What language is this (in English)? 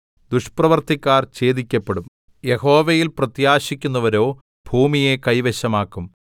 Malayalam